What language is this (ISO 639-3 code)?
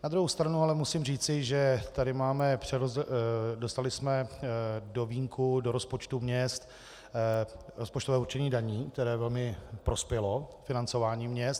ces